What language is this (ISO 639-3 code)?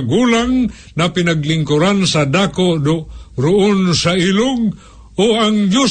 fil